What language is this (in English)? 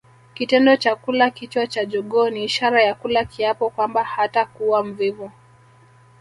Swahili